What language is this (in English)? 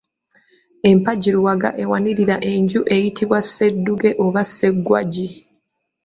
Ganda